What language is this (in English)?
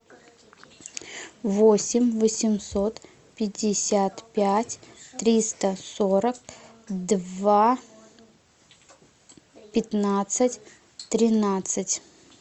Russian